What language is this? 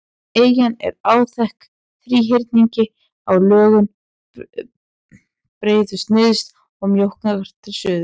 Icelandic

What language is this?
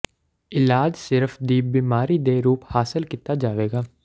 Punjabi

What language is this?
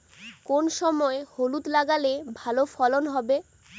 Bangla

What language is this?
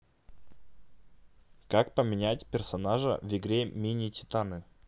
Russian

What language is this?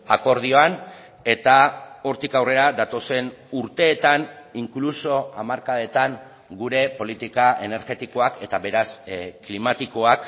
Basque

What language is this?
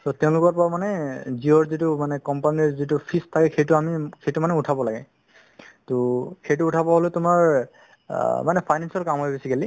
Assamese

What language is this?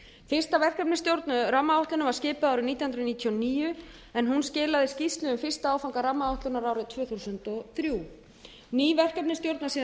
Icelandic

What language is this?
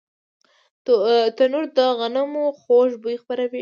Pashto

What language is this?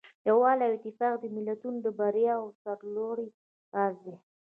Pashto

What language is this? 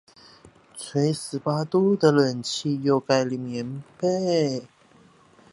Chinese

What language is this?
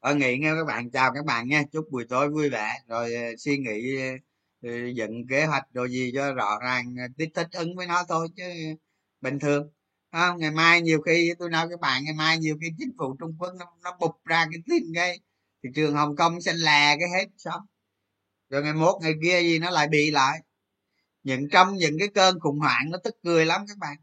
Vietnamese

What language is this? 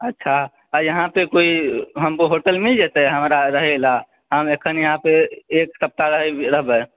Maithili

